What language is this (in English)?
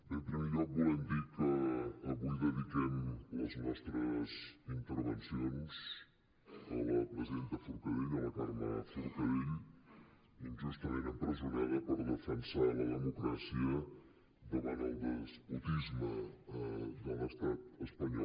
Catalan